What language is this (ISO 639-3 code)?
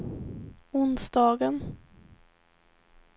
swe